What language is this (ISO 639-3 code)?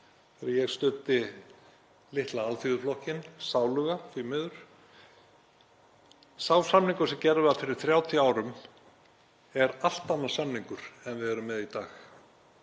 isl